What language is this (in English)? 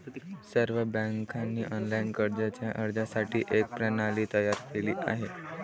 Marathi